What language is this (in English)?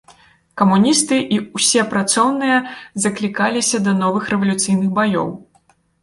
Belarusian